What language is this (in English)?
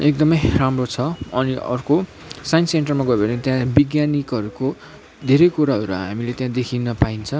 Nepali